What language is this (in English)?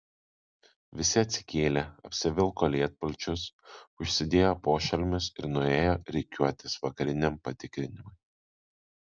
Lithuanian